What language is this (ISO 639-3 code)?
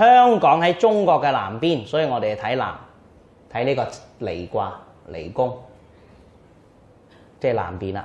zho